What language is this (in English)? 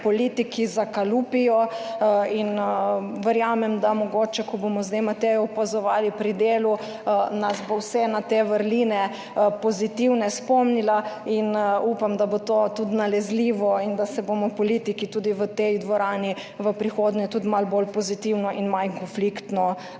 Slovenian